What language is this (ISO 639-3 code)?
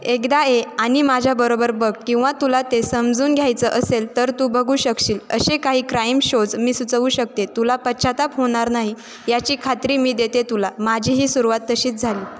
mar